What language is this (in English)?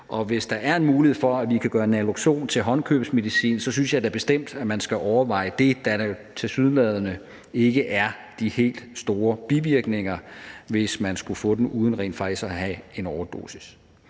Danish